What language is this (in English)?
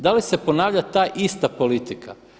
Croatian